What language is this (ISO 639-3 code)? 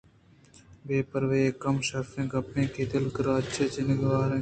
bgp